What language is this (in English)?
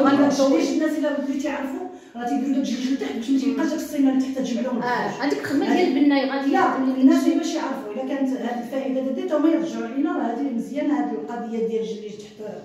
Arabic